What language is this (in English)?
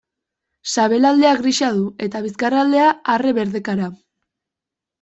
Basque